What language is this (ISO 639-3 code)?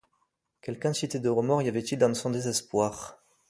fra